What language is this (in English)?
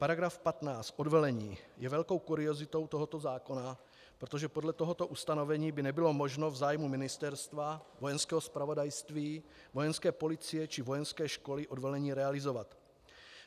Czech